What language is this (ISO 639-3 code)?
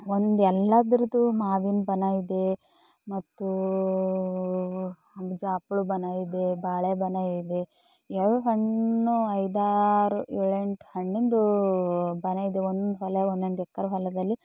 kan